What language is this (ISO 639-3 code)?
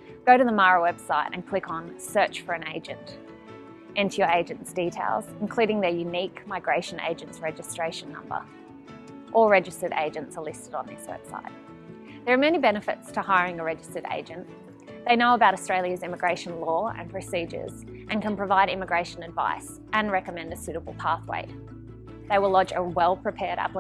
eng